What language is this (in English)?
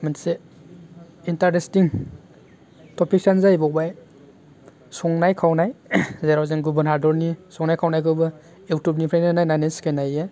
Bodo